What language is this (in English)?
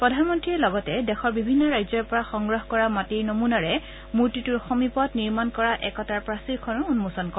Assamese